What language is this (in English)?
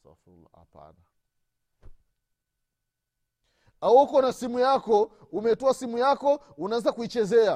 Swahili